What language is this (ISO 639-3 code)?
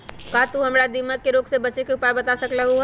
mag